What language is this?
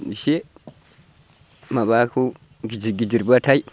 Bodo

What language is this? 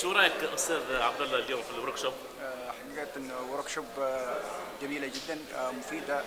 Arabic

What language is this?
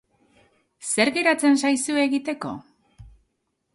Basque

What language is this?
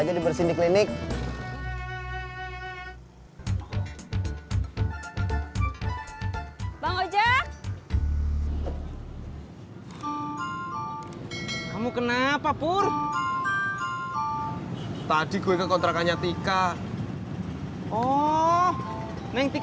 Indonesian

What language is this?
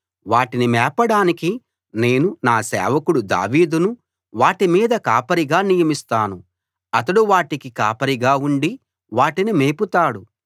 Telugu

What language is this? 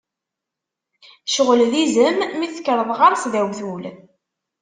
Kabyle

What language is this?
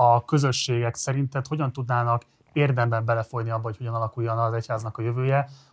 Hungarian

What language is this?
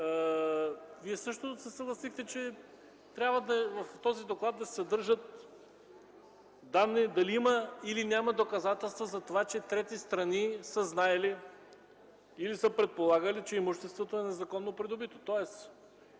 Bulgarian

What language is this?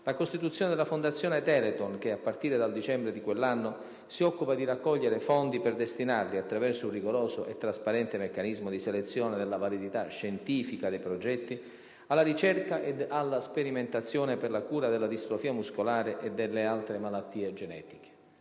Italian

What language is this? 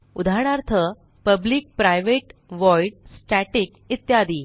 Marathi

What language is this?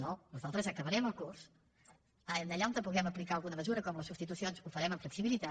Catalan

